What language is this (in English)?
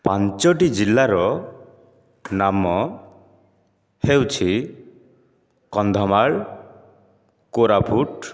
Odia